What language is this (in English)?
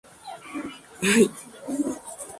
Spanish